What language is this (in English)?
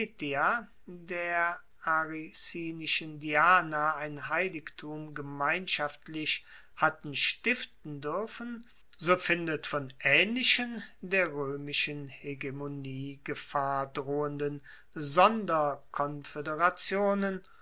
German